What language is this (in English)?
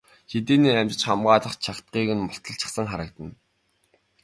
Mongolian